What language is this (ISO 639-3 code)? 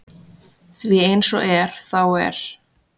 isl